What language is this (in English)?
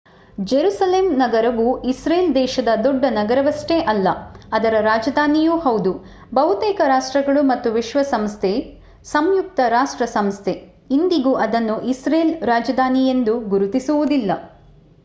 Kannada